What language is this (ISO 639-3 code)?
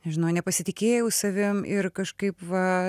lit